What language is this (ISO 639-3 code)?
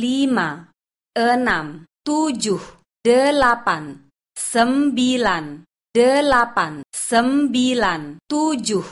ind